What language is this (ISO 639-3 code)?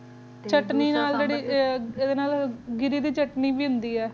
pan